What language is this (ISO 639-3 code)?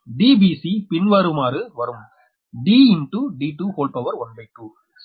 tam